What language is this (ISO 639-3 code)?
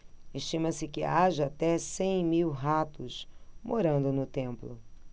por